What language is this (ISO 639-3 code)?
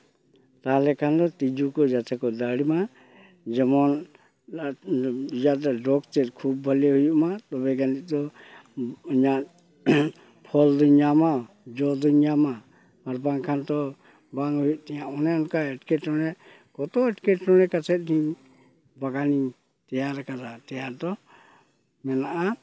sat